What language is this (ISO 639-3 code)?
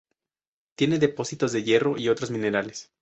spa